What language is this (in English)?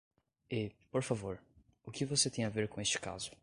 Portuguese